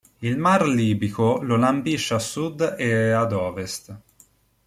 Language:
Italian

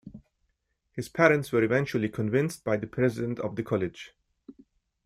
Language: English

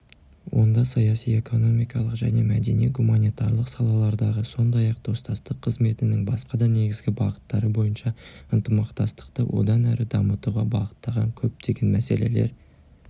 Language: Kazakh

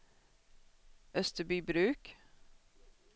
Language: Swedish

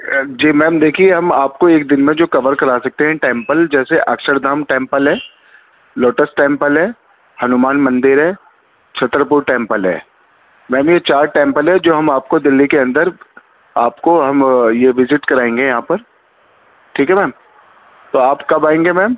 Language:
Urdu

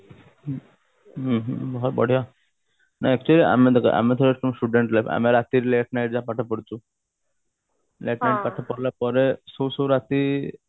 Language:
Odia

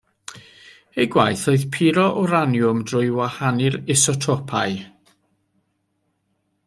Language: Welsh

